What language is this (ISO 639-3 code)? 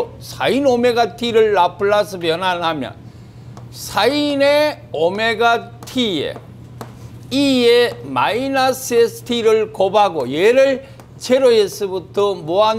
kor